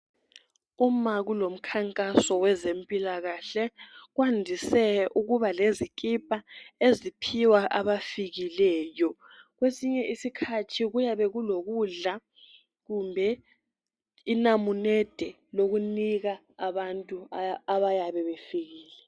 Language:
North Ndebele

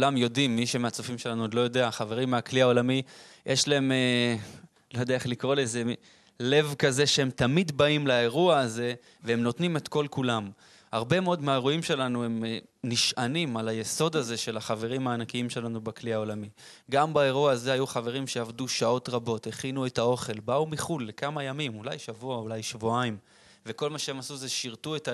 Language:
Hebrew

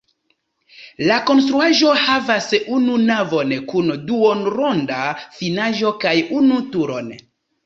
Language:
Esperanto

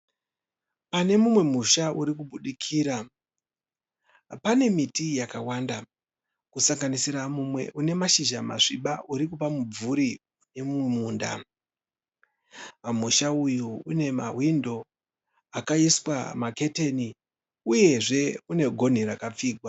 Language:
Shona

